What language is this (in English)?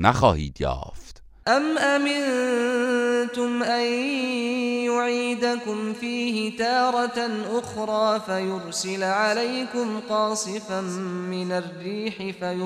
Persian